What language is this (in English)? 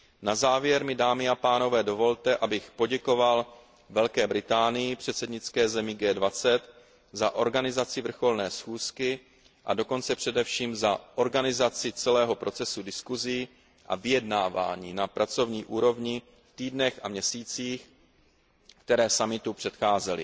Czech